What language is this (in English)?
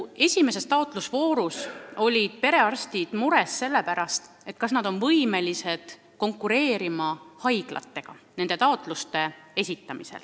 Estonian